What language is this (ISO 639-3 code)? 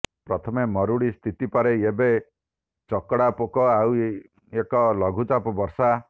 ori